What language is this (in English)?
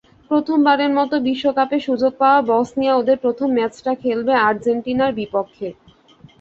Bangla